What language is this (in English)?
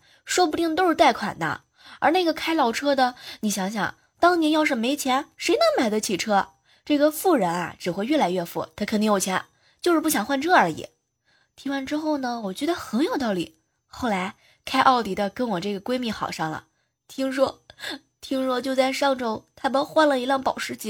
Chinese